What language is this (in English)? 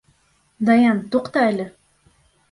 Bashkir